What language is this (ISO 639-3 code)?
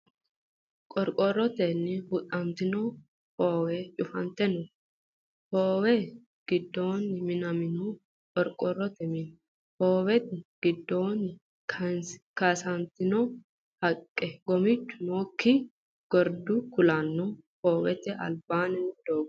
sid